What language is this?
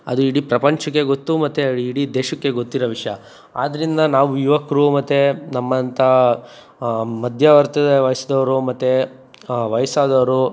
Kannada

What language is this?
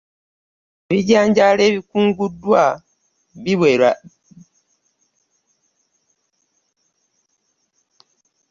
Ganda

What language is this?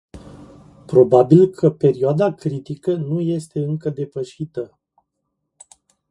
Romanian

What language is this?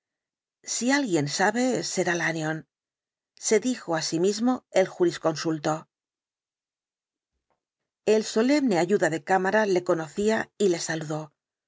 Spanish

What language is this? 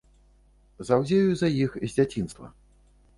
Belarusian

